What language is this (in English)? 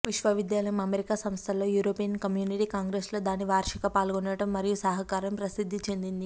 Telugu